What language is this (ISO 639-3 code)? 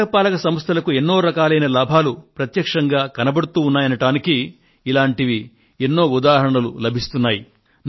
tel